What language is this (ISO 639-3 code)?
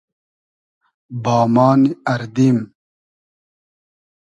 haz